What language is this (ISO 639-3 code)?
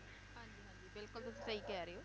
pan